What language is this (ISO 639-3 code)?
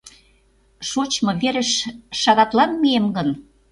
chm